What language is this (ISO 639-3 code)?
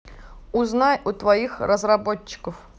rus